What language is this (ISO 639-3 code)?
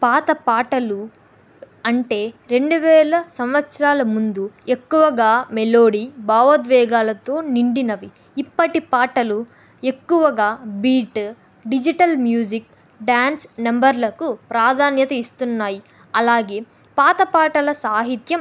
tel